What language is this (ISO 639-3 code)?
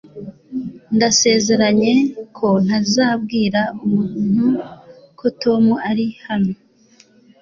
kin